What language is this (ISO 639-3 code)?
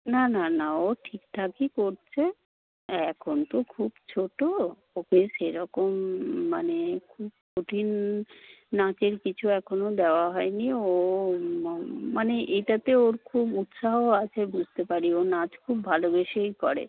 ben